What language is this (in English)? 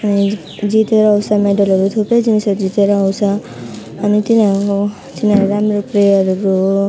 Nepali